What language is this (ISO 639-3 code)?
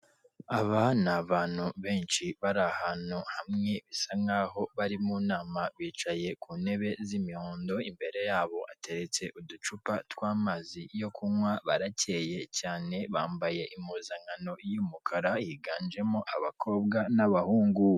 kin